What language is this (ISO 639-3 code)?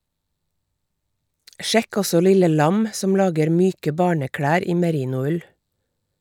nor